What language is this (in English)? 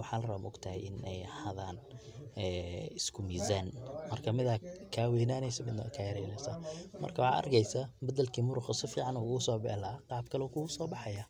Somali